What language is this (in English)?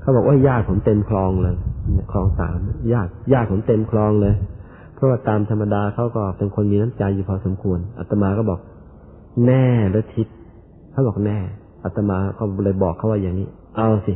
Thai